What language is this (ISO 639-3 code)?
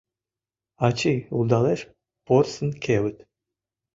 chm